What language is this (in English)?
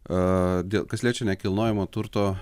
Lithuanian